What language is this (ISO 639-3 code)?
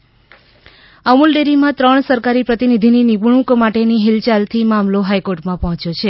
guj